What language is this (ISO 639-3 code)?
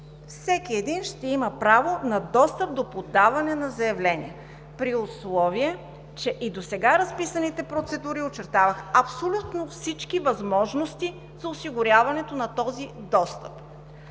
bul